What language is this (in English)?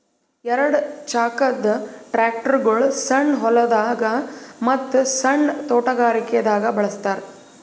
Kannada